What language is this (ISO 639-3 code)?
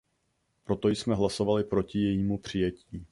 ces